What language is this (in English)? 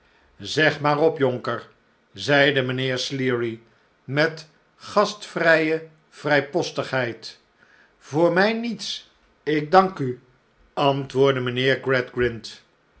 Dutch